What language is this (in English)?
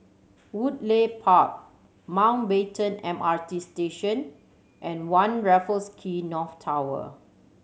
English